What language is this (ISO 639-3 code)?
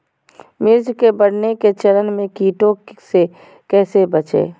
mag